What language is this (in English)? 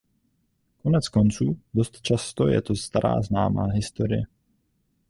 Czech